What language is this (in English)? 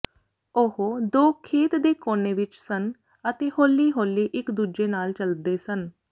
Punjabi